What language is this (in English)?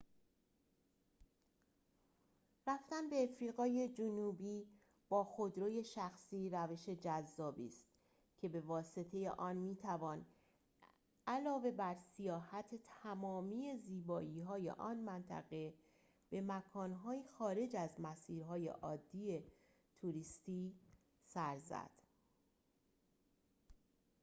Persian